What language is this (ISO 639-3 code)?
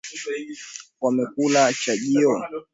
swa